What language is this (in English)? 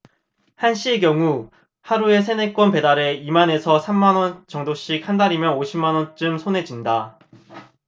Korean